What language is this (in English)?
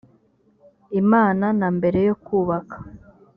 Kinyarwanda